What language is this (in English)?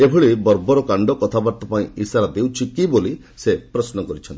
Odia